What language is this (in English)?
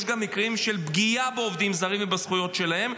Hebrew